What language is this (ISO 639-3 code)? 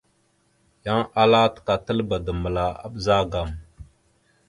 mxu